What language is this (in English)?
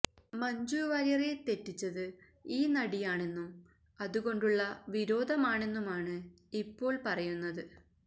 Malayalam